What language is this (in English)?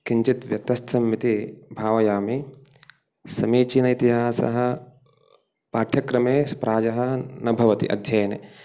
Sanskrit